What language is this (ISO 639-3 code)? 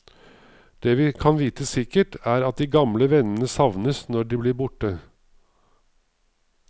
nor